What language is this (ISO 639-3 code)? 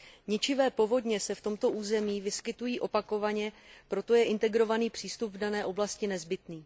ces